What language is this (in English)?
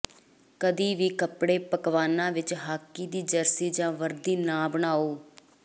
Punjabi